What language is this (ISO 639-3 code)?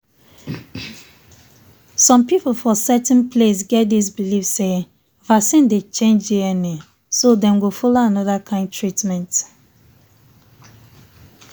pcm